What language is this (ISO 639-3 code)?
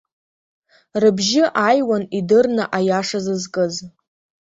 abk